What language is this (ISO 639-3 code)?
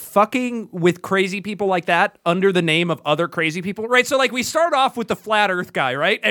eng